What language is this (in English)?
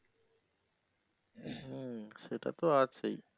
Bangla